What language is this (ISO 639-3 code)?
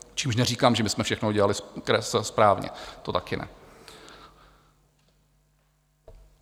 ces